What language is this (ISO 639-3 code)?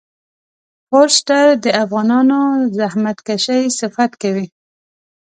pus